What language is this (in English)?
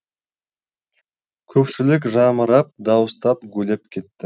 Kazakh